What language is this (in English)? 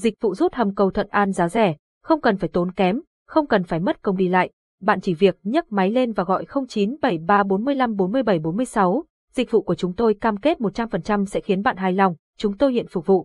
Vietnamese